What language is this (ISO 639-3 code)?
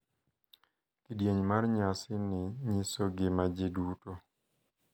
luo